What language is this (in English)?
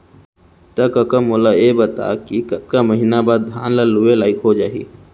Chhattisgarhi